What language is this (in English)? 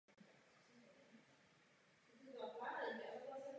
Czech